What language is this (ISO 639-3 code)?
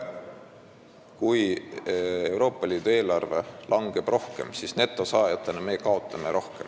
est